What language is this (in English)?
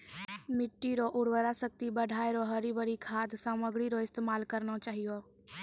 Maithili